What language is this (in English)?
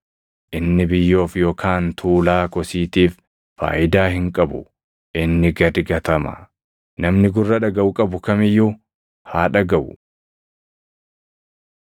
Oromo